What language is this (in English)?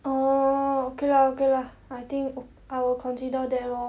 English